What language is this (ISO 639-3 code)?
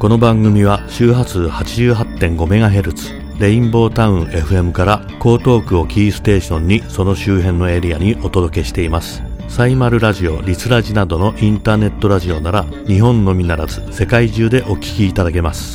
jpn